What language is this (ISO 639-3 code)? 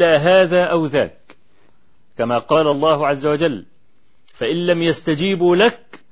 ara